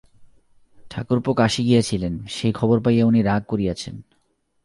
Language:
Bangla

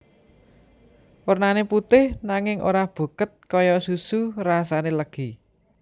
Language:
Javanese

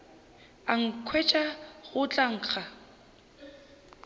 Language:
Northern Sotho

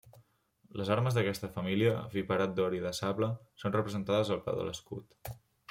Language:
Catalan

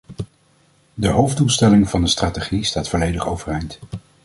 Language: Dutch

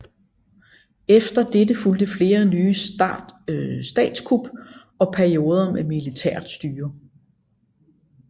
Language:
Danish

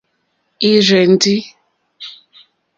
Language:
Mokpwe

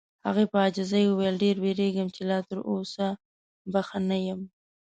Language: Pashto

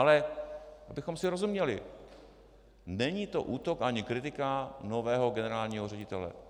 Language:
Czech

